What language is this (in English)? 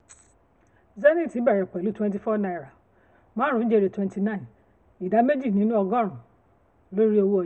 Yoruba